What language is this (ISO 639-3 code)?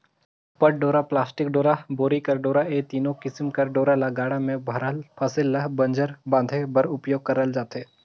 hne